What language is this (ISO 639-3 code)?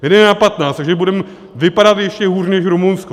ces